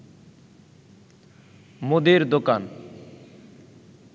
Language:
Bangla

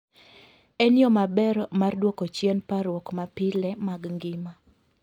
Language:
Luo (Kenya and Tanzania)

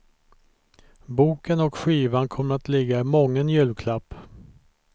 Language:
Swedish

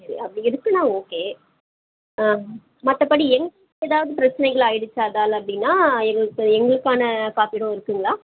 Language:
Tamil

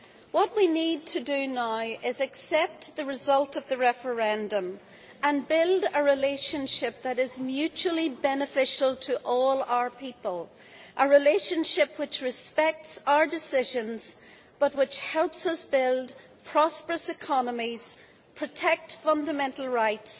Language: English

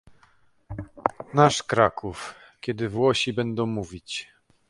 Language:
Polish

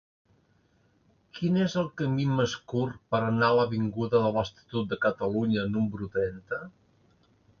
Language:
Catalan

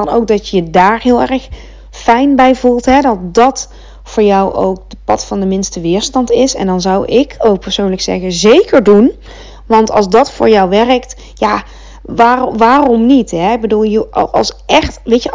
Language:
Dutch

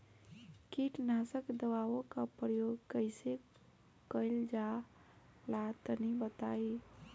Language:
Bhojpuri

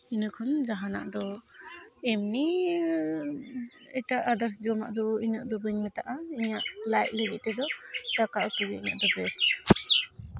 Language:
Santali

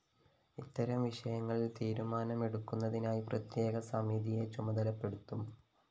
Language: Malayalam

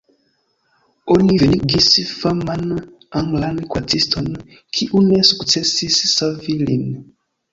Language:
Esperanto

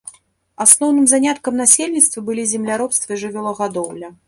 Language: Belarusian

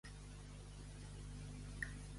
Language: Catalan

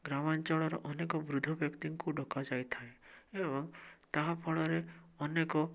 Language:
Odia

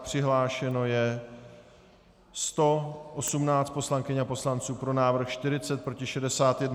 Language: Czech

